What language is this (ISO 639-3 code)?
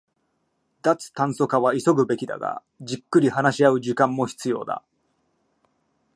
jpn